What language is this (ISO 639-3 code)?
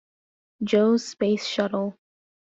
eng